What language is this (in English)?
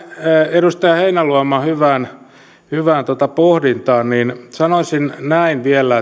Finnish